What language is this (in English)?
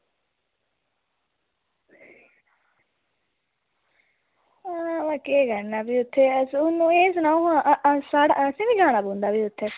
Dogri